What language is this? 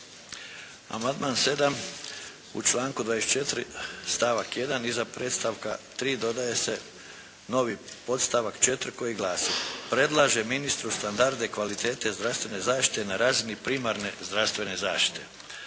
Croatian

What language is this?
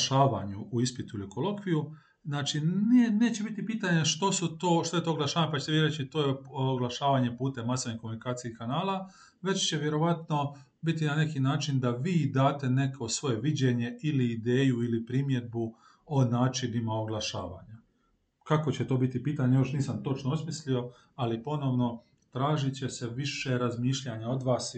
Croatian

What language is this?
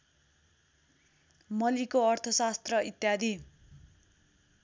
Nepali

